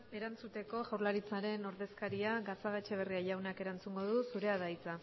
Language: Basque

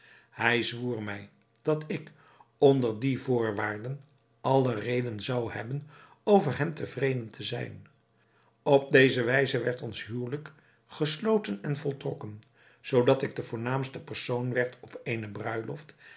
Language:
Dutch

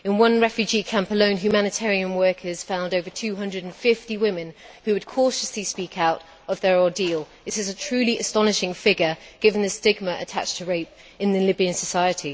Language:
English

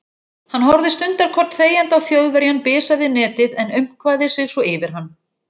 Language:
Icelandic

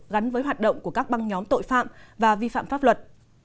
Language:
Vietnamese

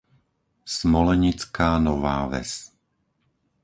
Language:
Slovak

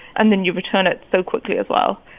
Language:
English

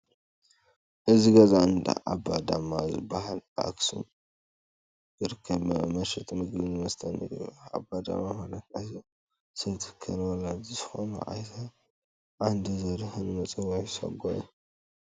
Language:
Tigrinya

